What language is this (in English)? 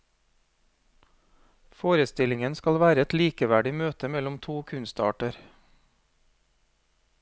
Norwegian